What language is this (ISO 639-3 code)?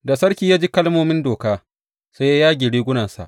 hau